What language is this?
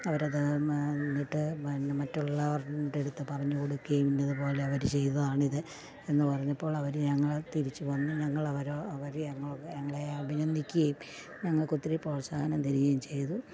Malayalam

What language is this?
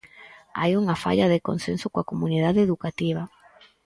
Galician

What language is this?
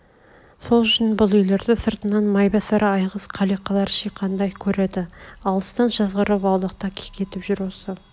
Kazakh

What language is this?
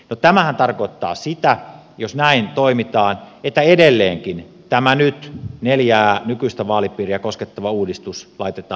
Finnish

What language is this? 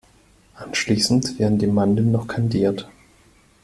German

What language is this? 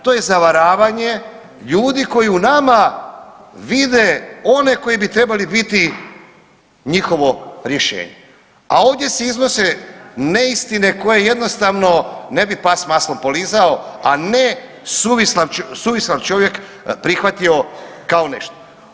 Croatian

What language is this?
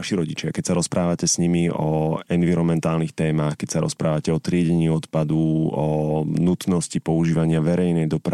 Slovak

